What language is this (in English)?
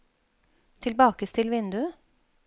Norwegian